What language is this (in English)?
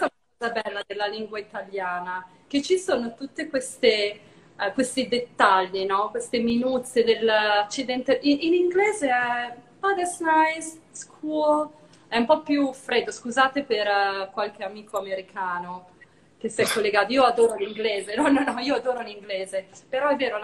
Italian